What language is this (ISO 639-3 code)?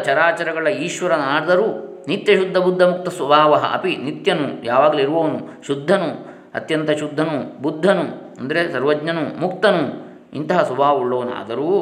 kan